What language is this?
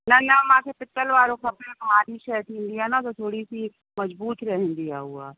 Sindhi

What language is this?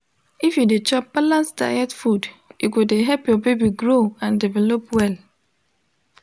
Nigerian Pidgin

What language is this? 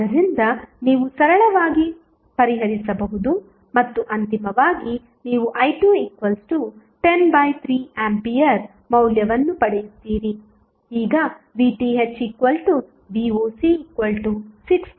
Kannada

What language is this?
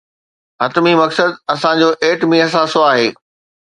Sindhi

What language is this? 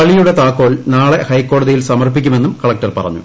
Malayalam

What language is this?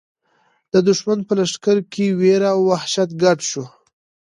Pashto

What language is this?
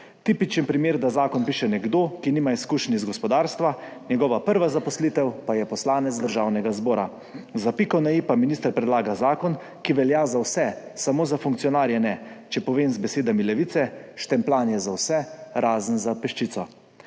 Slovenian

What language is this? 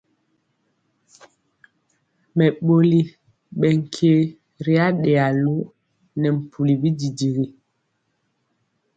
Mpiemo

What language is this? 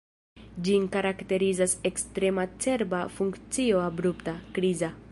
Esperanto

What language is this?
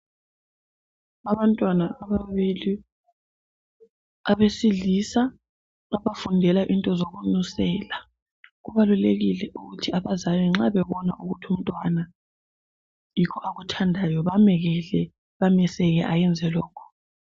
North Ndebele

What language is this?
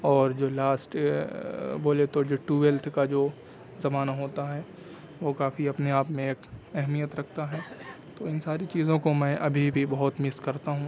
Urdu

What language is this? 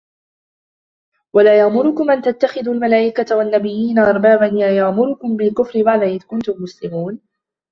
Arabic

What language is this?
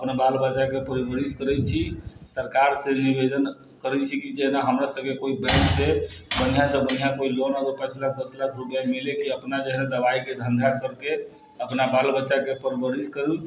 Maithili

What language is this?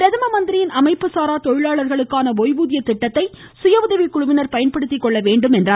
Tamil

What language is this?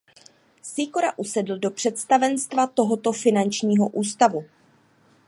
Czech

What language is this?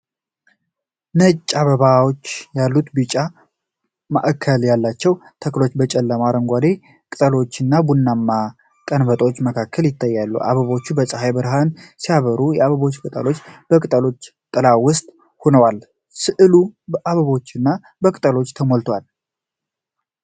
Amharic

